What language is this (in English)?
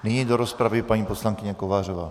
Czech